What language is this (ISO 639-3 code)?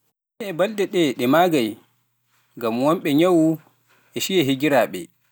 fuf